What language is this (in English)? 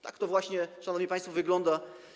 Polish